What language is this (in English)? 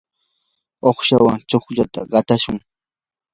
Yanahuanca Pasco Quechua